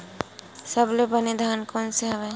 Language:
Chhattisgarhi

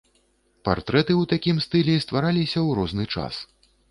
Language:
Belarusian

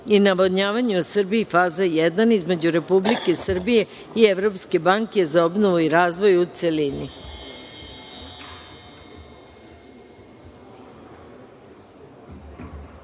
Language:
Serbian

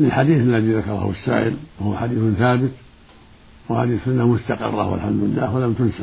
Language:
Arabic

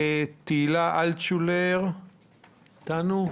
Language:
Hebrew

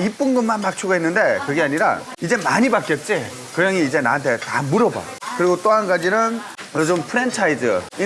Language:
Korean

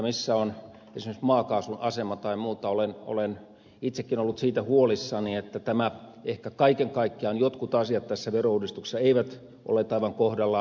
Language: Finnish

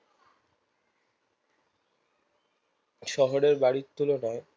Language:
Bangla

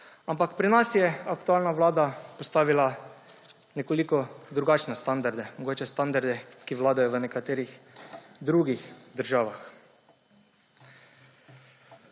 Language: Slovenian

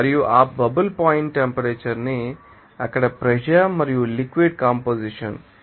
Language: Telugu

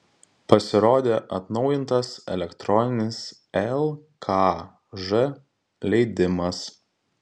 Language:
Lithuanian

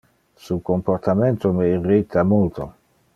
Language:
Interlingua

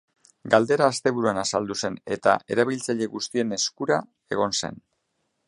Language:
Basque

